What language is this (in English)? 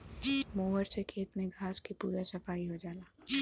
Bhojpuri